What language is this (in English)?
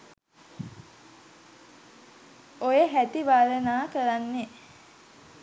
Sinhala